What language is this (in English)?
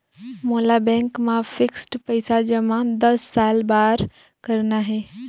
Chhattisgarhi